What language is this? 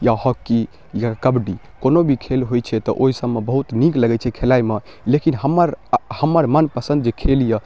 Maithili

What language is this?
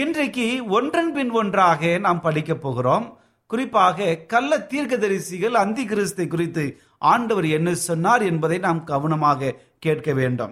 Tamil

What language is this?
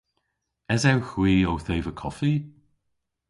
Cornish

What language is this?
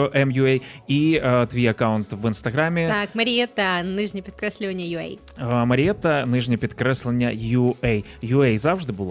Ukrainian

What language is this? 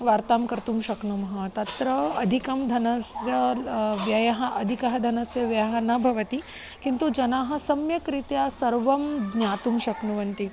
Sanskrit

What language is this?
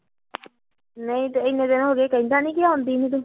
Punjabi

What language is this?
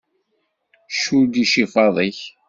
Kabyle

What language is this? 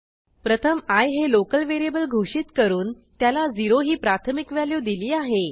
Marathi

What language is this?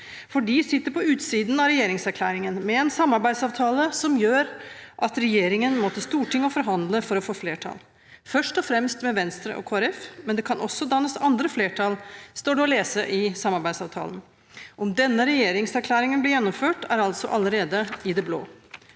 Norwegian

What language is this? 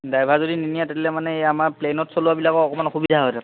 Assamese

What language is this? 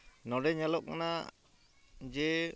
Santali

